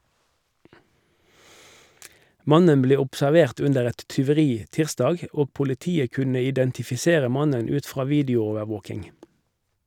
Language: Norwegian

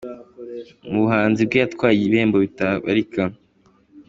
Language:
Kinyarwanda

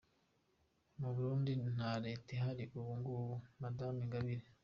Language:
Kinyarwanda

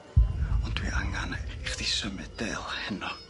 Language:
Welsh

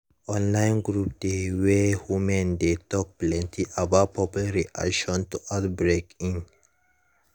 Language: Nigerian Pidgin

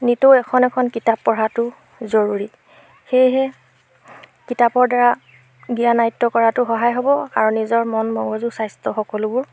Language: Assamese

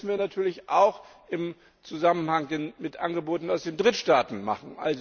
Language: German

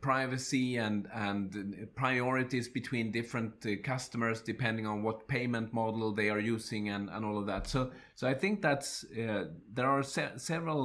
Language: English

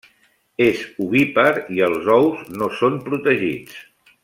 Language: Catalan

